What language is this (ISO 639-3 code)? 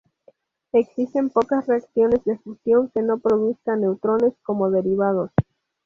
spa